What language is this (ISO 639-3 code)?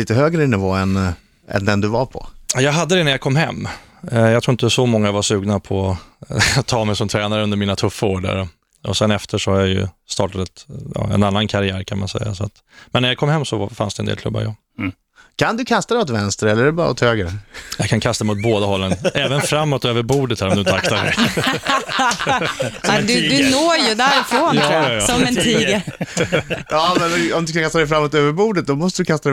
swe